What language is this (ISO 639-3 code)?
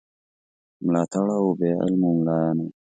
pus